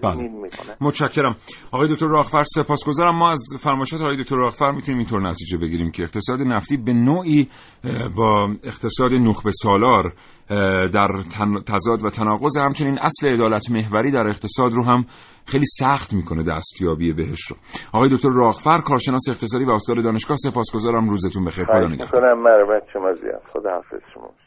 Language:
Persian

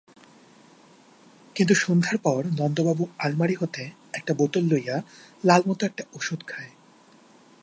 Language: Bangla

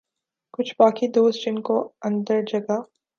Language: Urdu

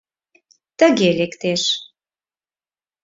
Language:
Mari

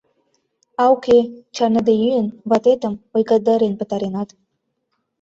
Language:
Mari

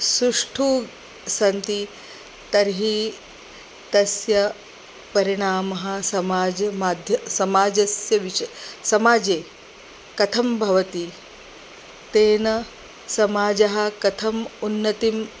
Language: Sanskrit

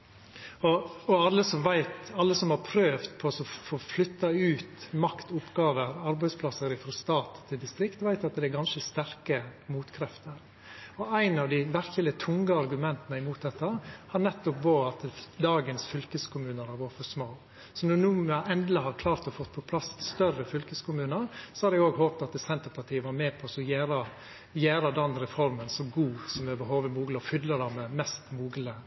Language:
Norwegian Nynorsk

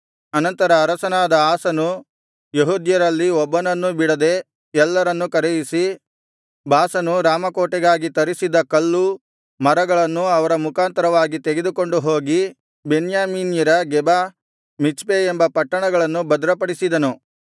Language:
Kannada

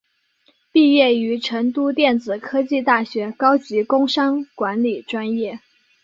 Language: Chinese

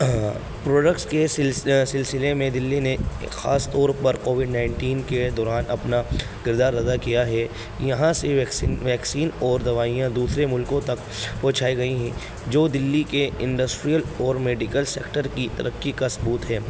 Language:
Urdu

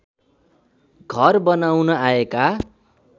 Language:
Nepali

